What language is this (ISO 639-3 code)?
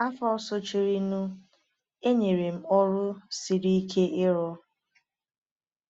ibo